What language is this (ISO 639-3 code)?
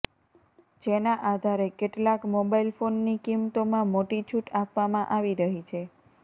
guj